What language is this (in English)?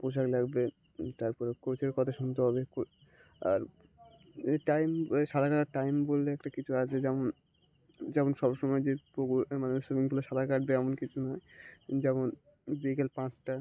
Bangla